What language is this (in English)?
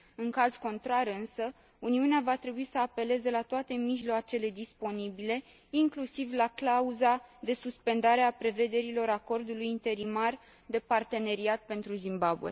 Romanian